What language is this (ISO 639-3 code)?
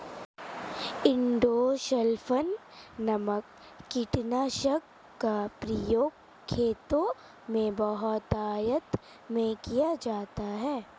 hin